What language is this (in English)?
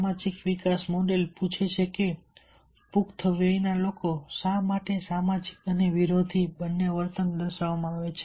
Gujarati